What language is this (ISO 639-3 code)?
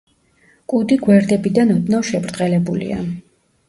kat